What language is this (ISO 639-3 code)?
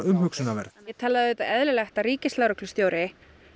isl